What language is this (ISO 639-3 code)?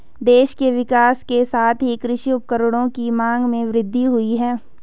hin